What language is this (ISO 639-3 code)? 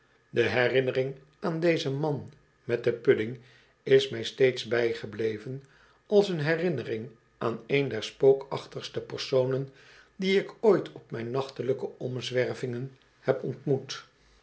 nld